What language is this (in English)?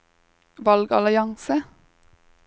Norwegian